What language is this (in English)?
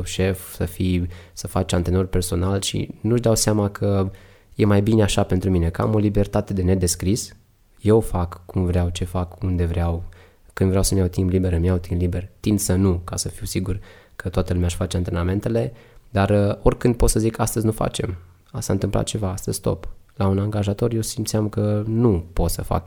Romanian